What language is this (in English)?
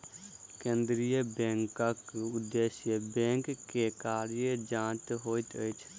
Maithili